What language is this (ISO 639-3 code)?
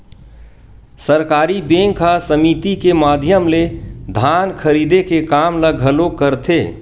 hne